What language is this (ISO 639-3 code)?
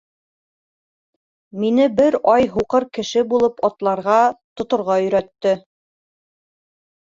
bak